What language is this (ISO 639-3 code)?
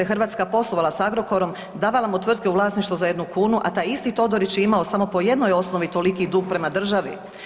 hrv